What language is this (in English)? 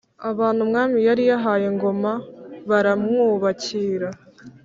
Kinyarwanda